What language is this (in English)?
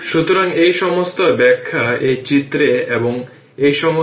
Bangla